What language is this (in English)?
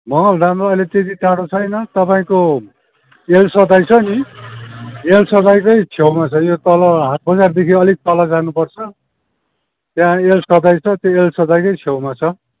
Nepali